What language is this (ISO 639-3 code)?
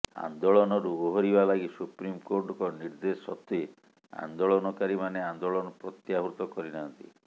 ori